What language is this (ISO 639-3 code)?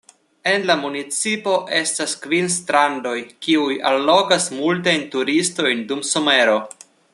epo